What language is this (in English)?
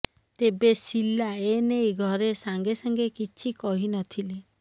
Odia